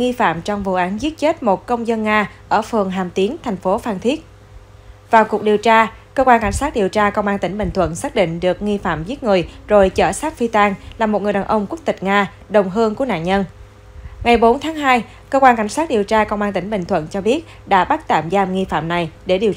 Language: Vietnamese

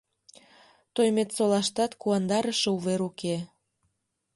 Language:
Mari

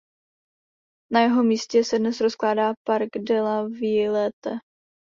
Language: Czech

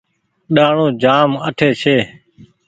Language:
Goaria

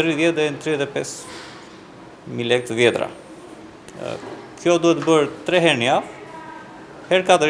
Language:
Romanian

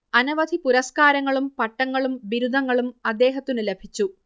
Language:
Malayalam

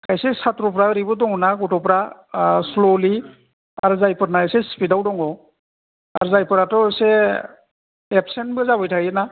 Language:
Bodo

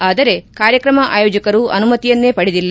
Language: Kannada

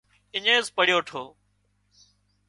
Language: Wadiyara Koli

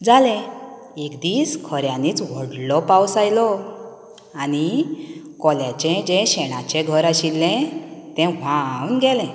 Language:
Konkani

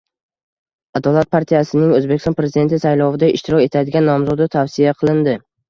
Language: Uzbek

